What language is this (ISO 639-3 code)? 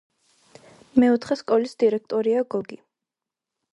kat